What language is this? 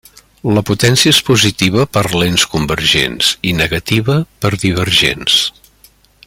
Catalan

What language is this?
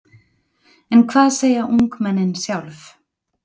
Icelandic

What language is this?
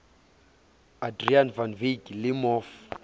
Southern Sotho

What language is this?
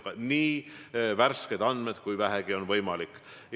Estonian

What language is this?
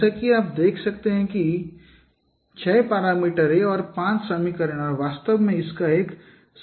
Hindi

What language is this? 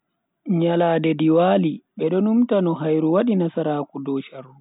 Bagirmi Fulfulde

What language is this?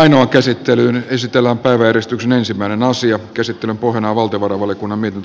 Finnish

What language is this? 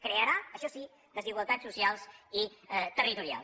Catalan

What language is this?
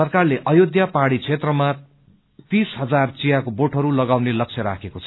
Nepali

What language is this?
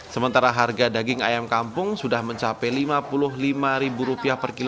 Indonesian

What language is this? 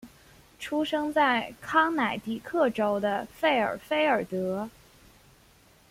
Chinese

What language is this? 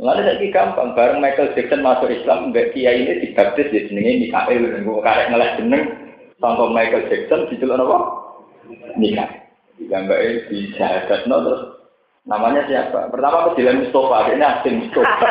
Indonesian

